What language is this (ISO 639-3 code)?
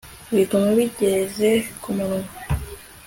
kin